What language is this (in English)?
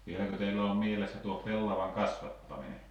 Finnish